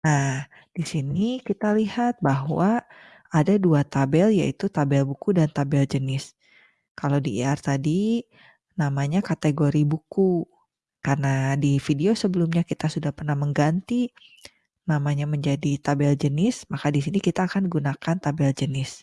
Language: Indonesian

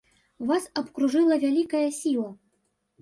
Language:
Belarusian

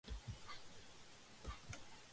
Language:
Georgian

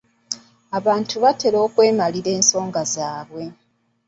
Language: Ganda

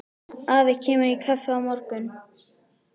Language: Icelandic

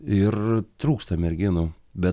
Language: Lithuanian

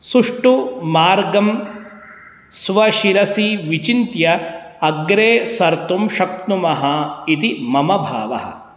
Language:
Sanskrit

